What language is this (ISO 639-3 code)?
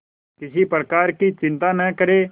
hin